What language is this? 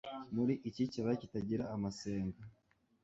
Kinyarwanda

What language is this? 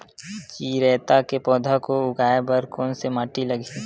Chhattisgarhi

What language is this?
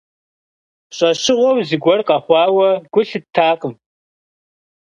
Kabardian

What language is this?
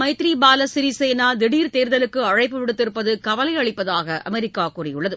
Tamil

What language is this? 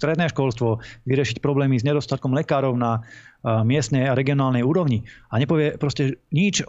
Slovak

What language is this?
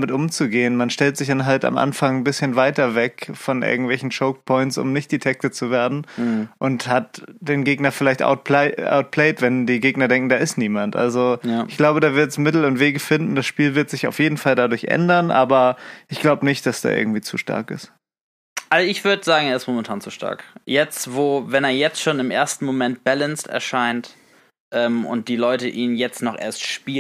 German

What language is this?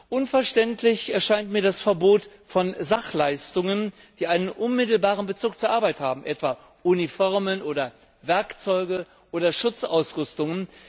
German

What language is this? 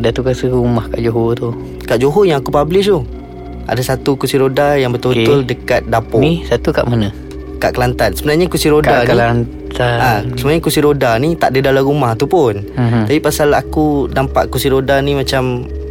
Malay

